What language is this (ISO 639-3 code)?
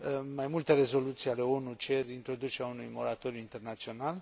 ron